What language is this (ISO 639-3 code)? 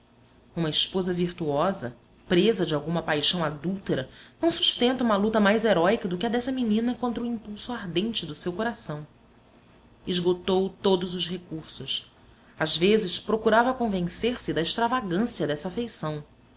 por